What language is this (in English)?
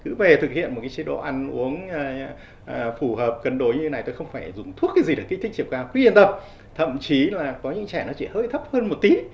Vietnamese